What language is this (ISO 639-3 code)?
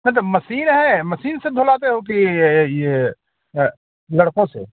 hin